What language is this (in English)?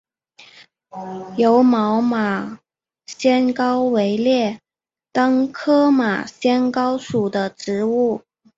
Chinese